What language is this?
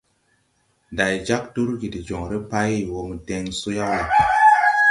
Tupuri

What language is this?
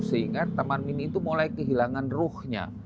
Indonesian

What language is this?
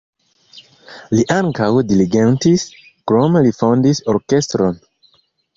Esperanto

